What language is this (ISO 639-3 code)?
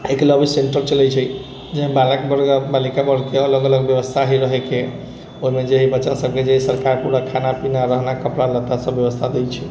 mai